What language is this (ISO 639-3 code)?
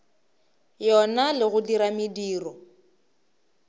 nso